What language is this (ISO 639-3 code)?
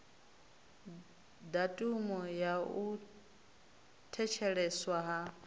ven